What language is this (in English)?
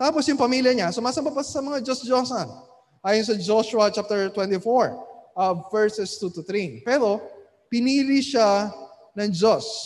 Filipino